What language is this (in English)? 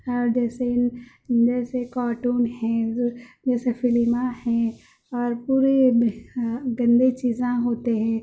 Urdu